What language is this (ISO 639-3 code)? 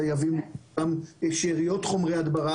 heb